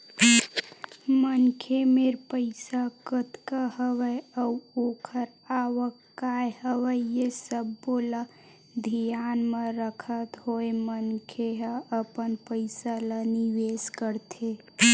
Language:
Chhattisgarhi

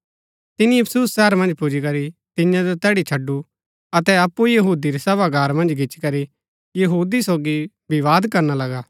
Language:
Gaddi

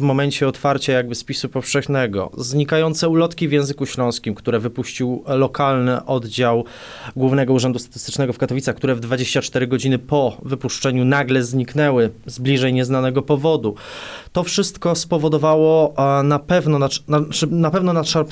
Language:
Polish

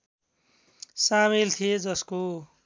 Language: Nepali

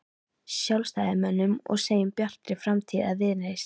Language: Icelandic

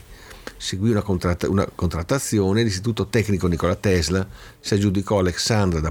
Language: Italian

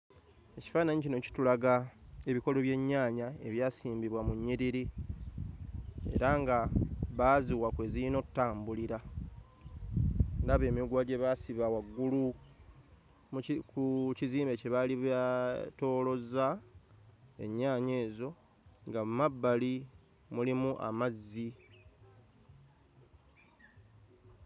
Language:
Ganda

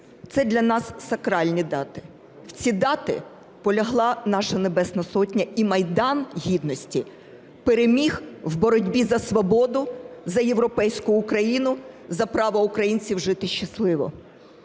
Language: Ukrainian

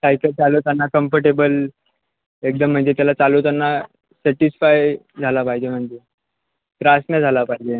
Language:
Marathi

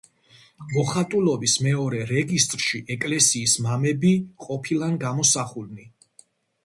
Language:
Georgian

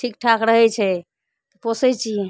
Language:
Maithili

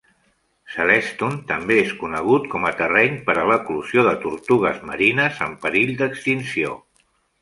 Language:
Catalan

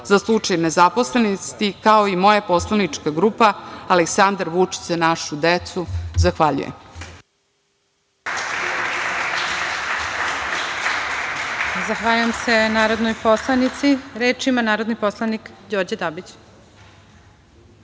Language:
Serbian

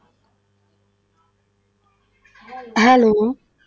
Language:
Punjabi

